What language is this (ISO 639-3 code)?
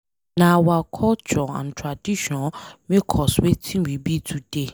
pcm